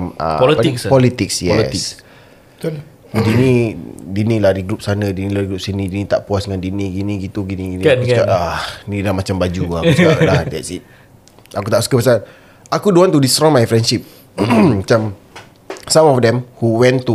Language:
Malay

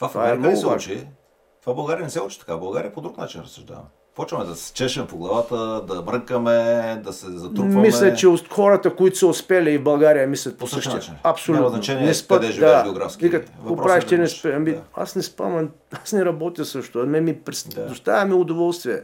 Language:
Bulgarian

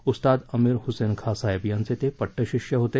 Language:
Marathi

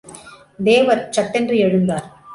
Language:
Tamil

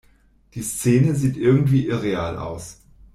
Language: German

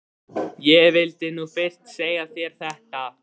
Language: Icelandic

